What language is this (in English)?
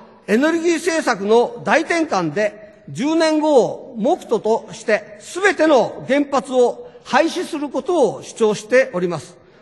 Japanese